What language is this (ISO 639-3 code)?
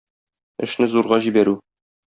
tat